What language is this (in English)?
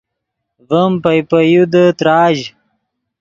Yidgha